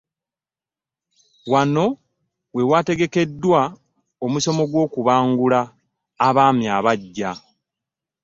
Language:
Ganda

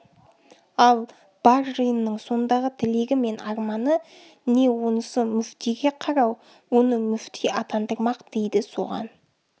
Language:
Kazakh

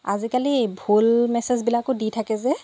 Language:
Assamese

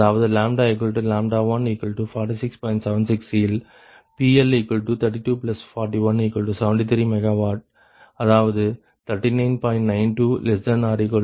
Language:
Tamil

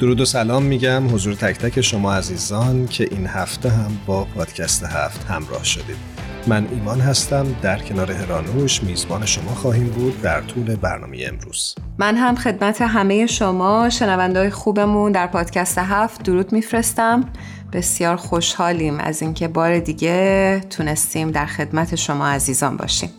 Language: Persian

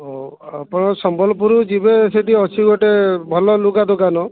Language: Odia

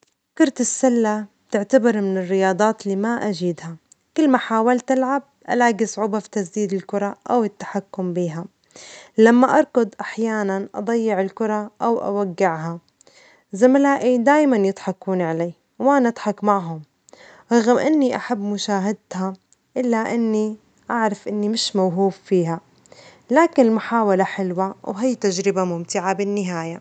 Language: Omani Arabic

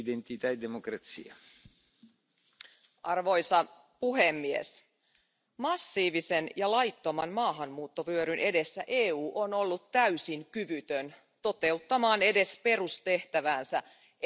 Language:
Finnish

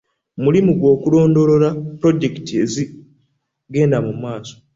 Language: Ganda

